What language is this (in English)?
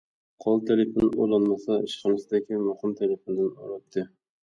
Uyghur